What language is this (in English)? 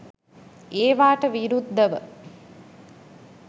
Sinhala